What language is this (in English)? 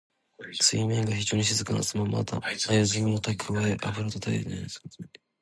Japanese